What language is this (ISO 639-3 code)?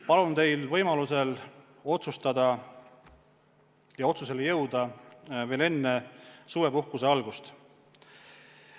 est